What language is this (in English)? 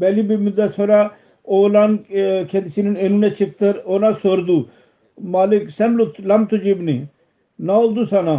Turkish